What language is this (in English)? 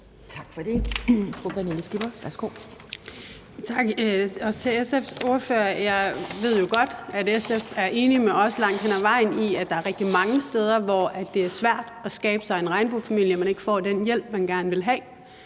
Danish